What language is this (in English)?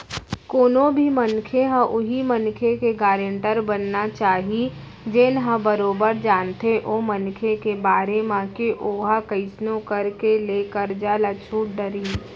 Chhattisgarhi